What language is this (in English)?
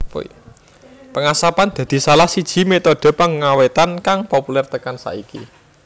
Javanese